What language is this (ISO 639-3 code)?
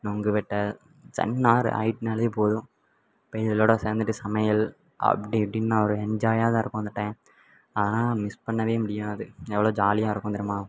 tam